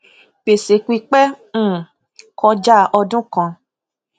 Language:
Yoruba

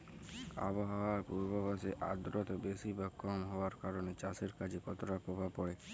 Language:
Bangla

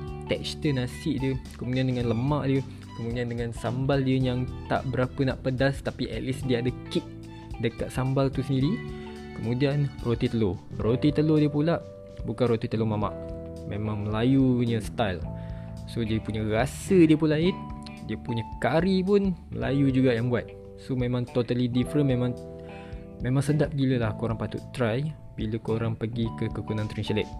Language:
Malay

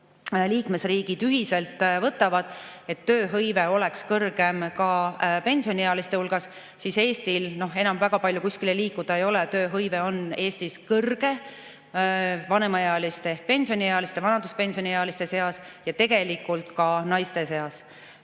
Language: Estonian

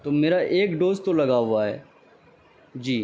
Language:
Urdu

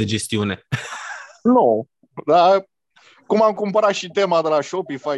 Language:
Romanian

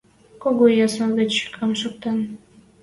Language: Western Mari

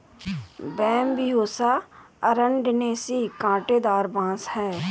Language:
Hindi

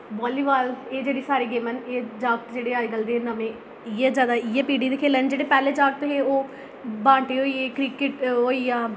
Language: Dogri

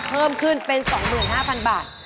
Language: Thai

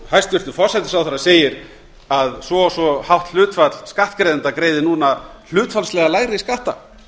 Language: Icelandic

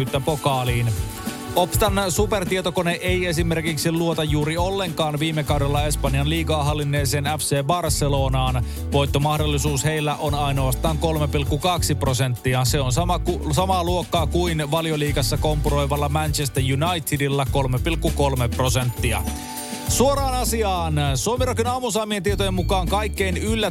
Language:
Finnish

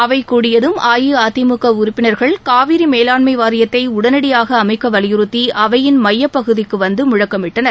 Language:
Tamil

